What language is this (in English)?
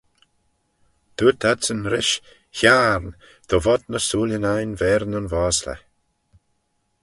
Manx